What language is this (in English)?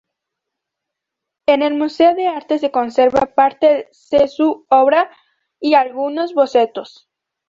Spanish